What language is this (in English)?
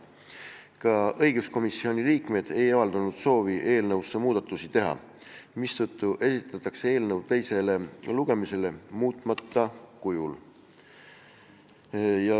Estonian